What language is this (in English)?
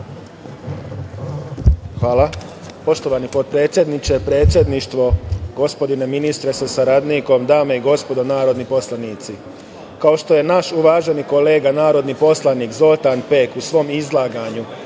Serbian